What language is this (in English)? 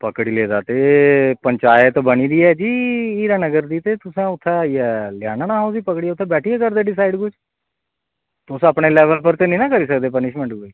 Dogri